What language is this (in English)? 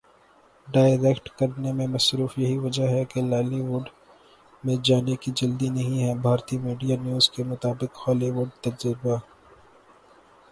Urdu